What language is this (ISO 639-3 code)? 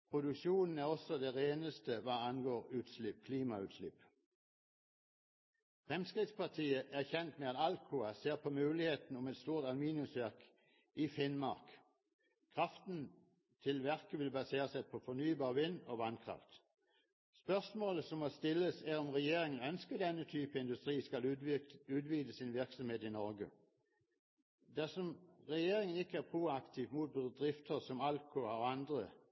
nob